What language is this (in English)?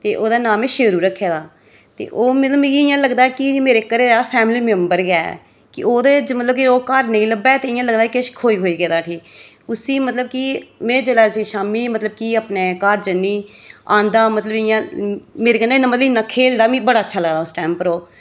Dogri